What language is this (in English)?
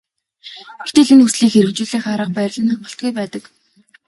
Mongolian